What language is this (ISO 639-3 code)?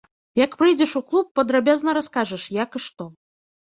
bel